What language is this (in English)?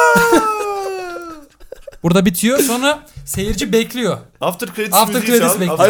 Turkish